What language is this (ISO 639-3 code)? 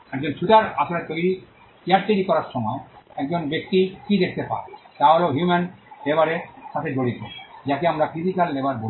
ben